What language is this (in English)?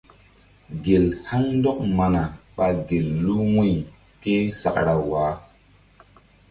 Mbum